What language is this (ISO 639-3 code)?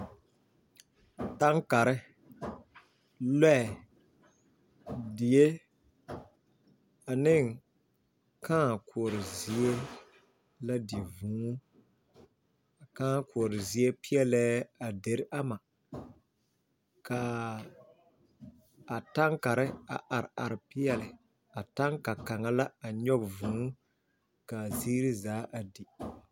dga